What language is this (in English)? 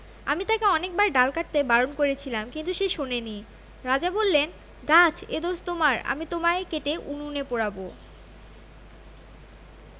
Bangla